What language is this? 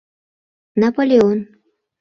Mari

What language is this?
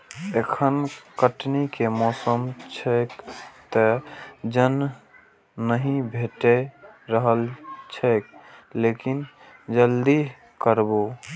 Maithili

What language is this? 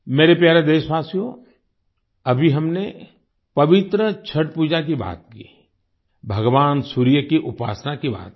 Hindi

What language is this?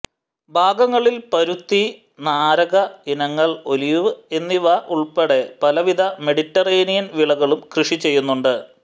Malayalam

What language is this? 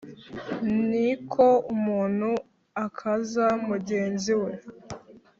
Kinyarwanda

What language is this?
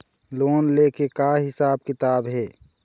Chhattisgarhi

